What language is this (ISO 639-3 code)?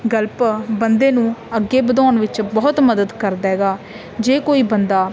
pan